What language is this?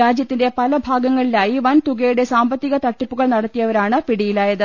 Malayalam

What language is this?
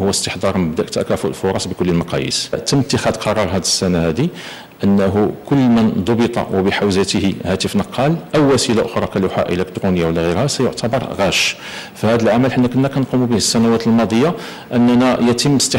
Arabic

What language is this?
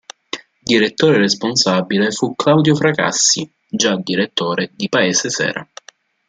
Italian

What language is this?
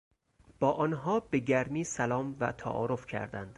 Persian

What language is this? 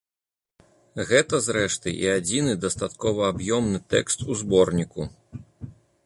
Belarusian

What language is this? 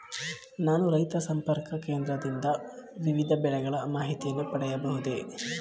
Kannada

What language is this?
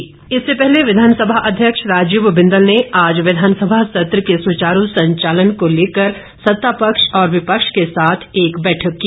Hindi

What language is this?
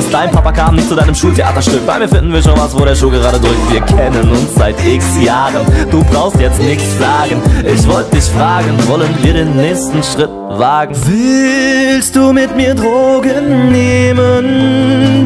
Romanian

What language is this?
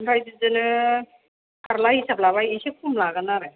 Bodo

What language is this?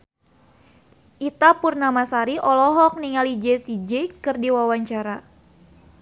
Sundanese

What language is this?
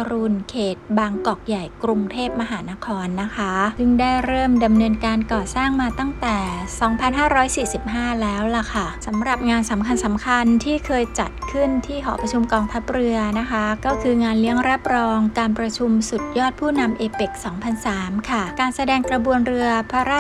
Thai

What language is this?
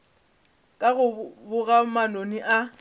Northern Sotho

